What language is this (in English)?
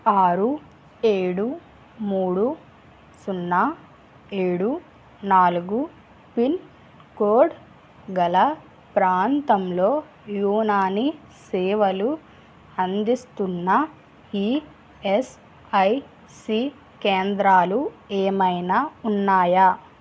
Telugu